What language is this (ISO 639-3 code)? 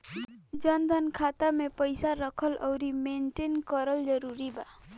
bho